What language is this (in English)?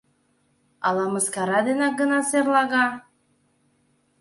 Mari